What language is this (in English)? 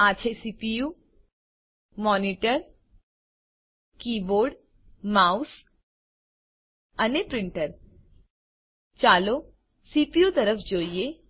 Gujarati